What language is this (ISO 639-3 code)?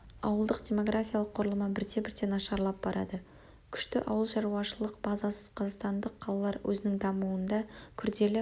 kaz